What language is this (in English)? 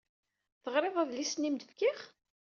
Kabyle